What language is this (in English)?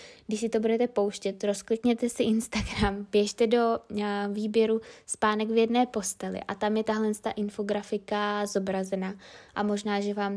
Czech